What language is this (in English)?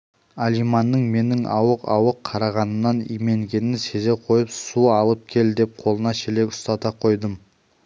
Kazakh